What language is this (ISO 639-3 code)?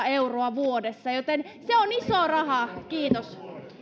fin